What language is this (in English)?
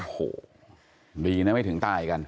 Thai